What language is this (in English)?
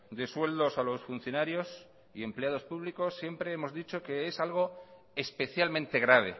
Spanish